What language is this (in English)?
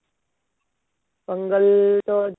Odia